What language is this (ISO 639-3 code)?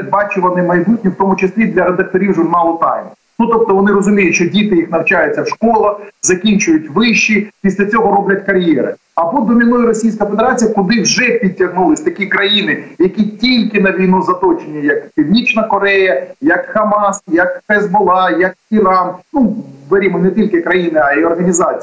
ukr